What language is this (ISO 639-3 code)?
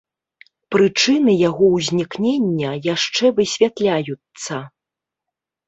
bel